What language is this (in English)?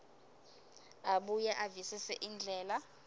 Swati